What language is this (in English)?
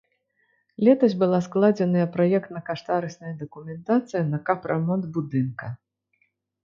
Belarusian